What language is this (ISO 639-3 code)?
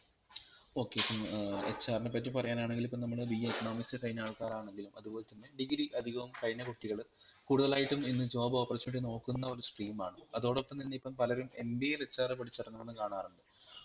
mal